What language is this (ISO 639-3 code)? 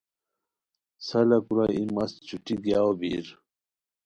khw